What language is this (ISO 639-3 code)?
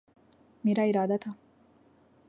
urd